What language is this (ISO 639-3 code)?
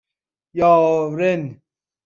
fas